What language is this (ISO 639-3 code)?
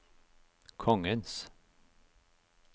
nor